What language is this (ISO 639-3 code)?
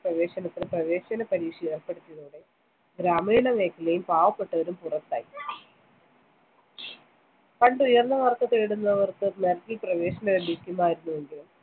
mal